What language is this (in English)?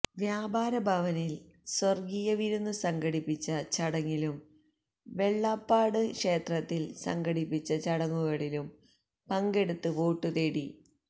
Malayalam